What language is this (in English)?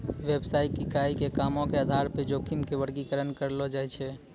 Maithili